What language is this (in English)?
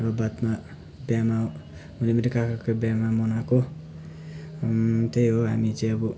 Nepali